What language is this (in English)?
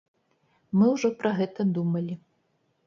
Belarusian